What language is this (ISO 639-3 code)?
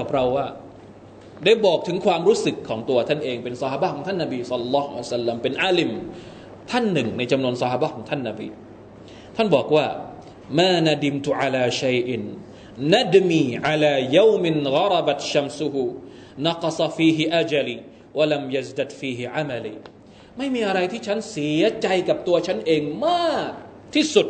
tha